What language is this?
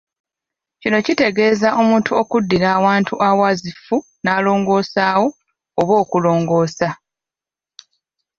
Ganda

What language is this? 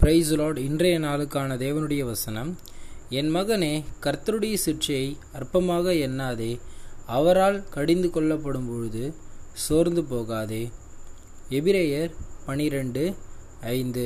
Tamil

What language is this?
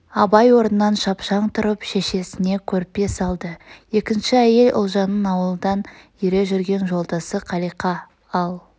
Kazakh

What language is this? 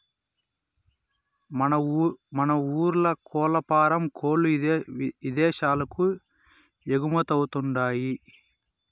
Telugu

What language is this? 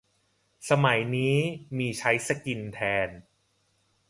Thai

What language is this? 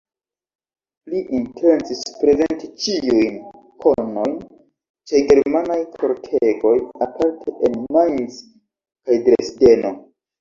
Esperanto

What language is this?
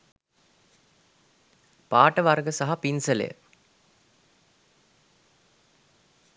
Sinhala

